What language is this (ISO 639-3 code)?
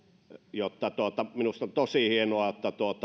fin